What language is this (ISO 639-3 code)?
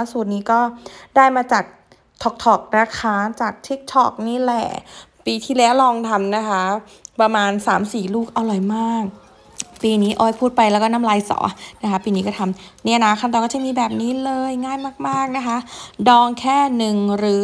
tha